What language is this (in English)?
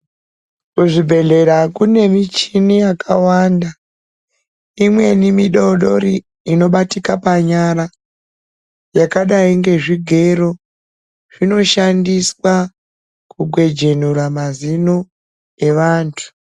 Ndau